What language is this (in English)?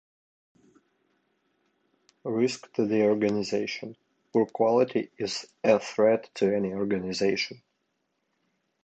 English